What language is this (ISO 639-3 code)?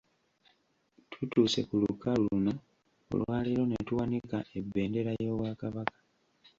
lug